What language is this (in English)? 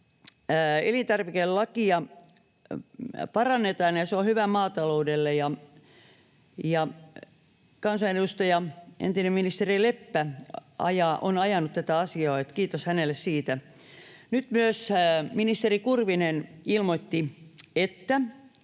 Finnish